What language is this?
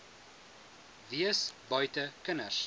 Afrikaans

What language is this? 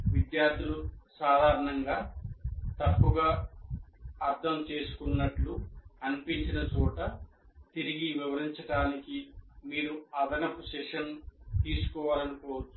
Telugu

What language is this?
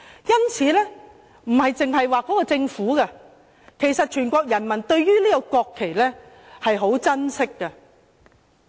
Cantonese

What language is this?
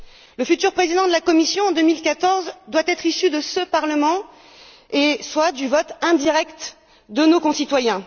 French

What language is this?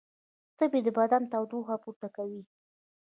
Pashto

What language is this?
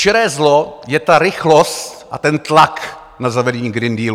Czech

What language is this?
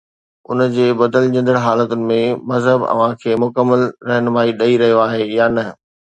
Sindhi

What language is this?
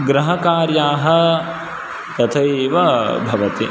Sanskrit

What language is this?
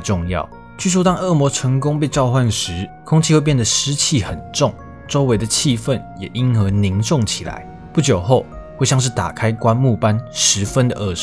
Chinese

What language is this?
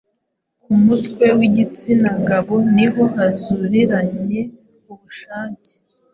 Kinyarwanda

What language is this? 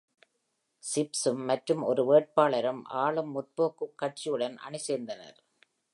Tamil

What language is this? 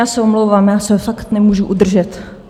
Czech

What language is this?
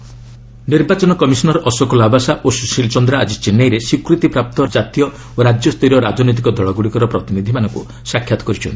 Odia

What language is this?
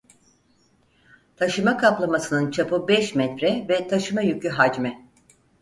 Turkish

